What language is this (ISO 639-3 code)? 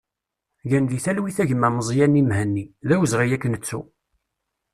kab